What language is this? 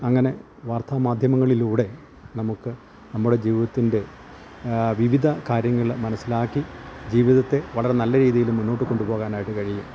Malayalam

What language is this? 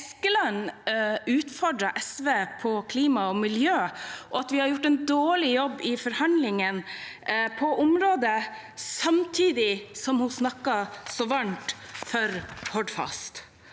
Norwegian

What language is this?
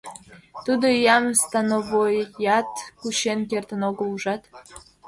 Mari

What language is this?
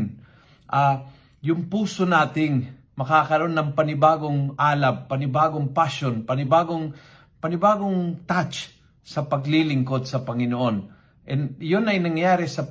Filipino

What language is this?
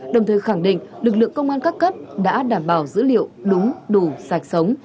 Vietnamese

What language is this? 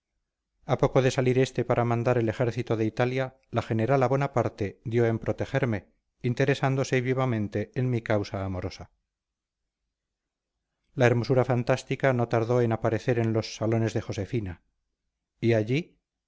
Spanish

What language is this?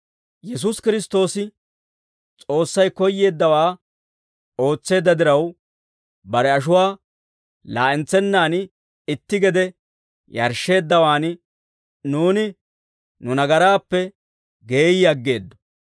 Dawro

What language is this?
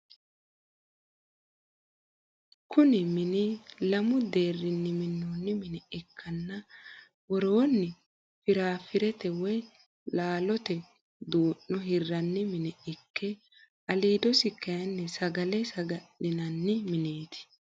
Sidamo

